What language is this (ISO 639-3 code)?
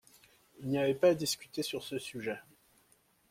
fra